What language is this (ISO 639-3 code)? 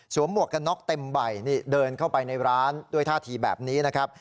tha